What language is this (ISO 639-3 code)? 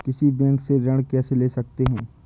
hin